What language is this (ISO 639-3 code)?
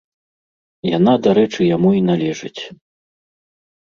bel